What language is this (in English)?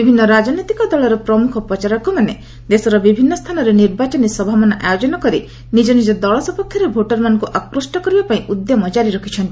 Odia